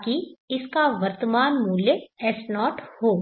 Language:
Hindi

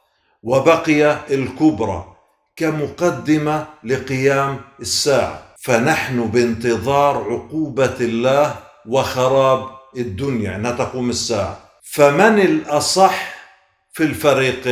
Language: Arabic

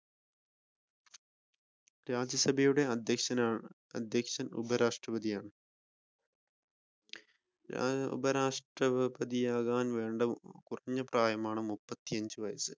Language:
Malayalam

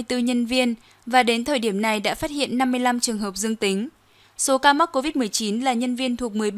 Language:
Vietnamese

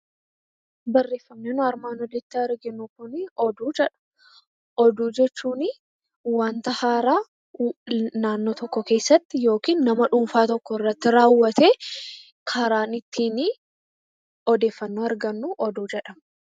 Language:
Oromo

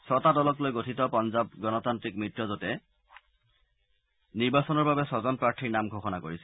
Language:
Assamese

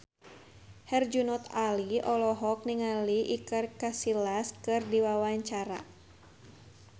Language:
Sundanese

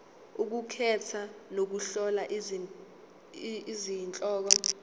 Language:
Zulu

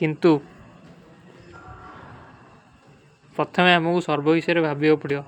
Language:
Kui (India)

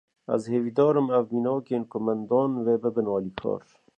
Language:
Kurdish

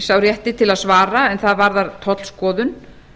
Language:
Icelandic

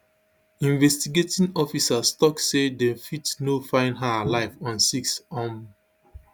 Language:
Nigerian Pidgin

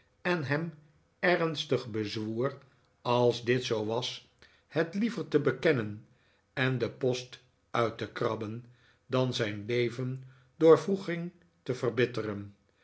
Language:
Dutch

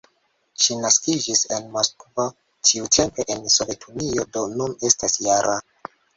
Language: Esperanto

